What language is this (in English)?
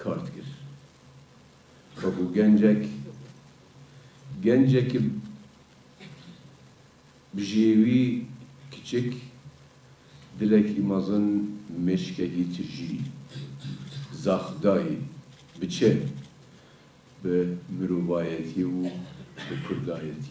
Persian